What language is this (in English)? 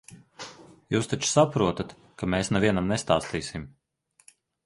Latvian